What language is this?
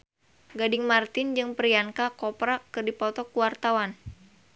Sundanese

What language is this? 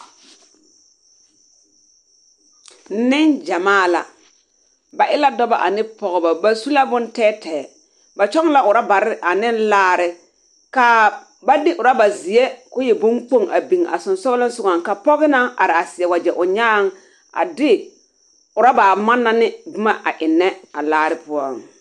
Southern Dagaare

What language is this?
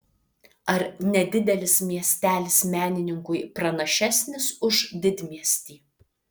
Lithuanian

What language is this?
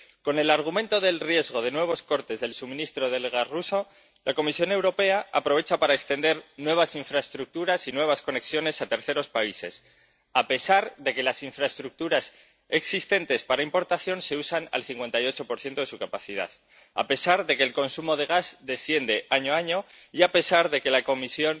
Spanish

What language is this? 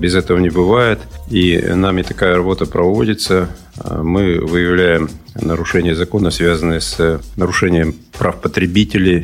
Russian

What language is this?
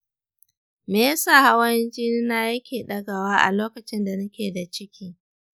Hausa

